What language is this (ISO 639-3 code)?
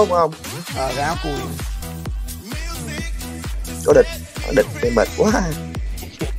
vie